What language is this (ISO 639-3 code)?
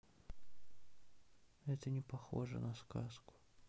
rus